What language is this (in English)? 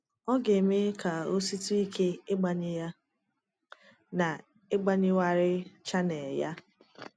Igbo